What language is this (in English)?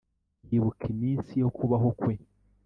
Kinyarwanda